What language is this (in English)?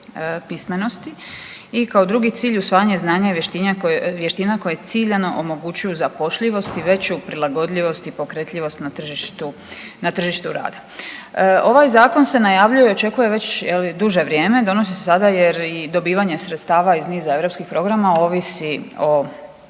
Croatian